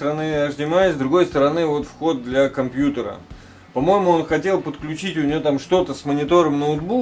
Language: Russian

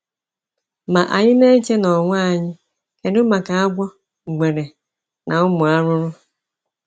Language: Igbo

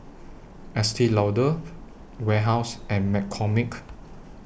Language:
English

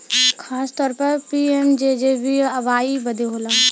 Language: Bhojpuri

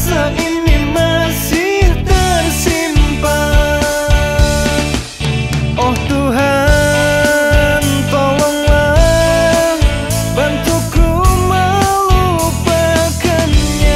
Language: Thai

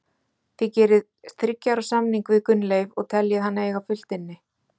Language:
Icelandic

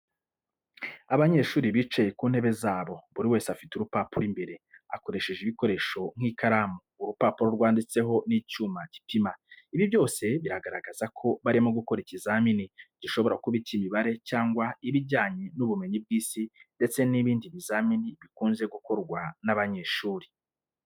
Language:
Kinyarwanda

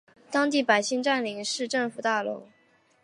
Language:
Chinese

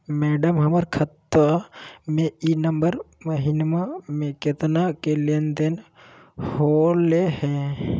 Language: Magahi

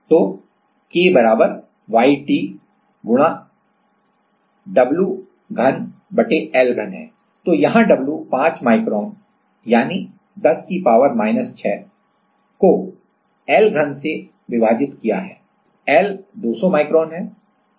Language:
Hindi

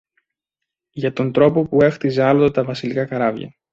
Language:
Greek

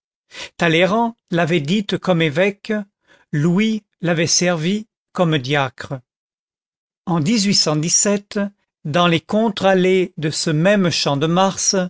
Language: French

